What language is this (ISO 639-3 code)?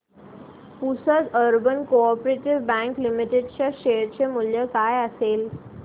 mar